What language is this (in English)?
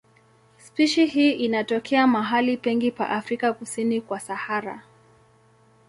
Swahili